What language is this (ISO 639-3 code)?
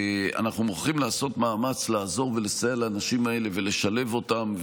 heb